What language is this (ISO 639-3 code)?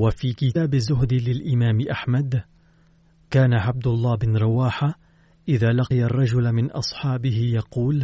ara